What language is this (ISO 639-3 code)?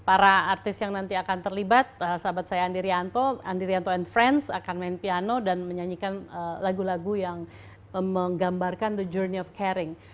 ind